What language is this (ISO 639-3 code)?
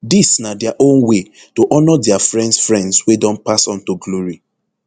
pcm